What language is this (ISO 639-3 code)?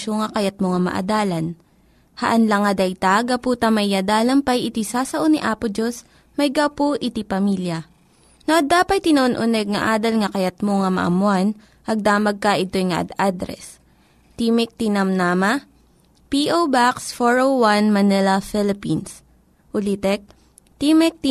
fil